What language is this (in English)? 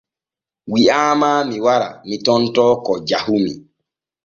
Borgu Fulfulde